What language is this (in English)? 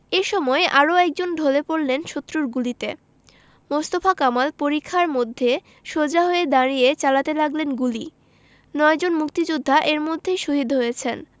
Bangla